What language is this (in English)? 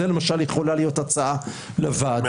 Hebrew